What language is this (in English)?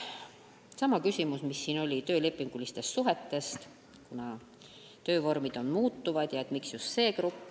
Estonian